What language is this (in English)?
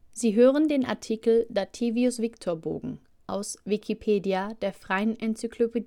German